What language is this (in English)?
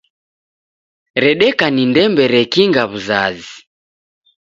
Taita